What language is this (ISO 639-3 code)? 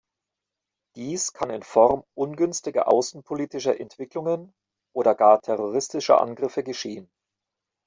deu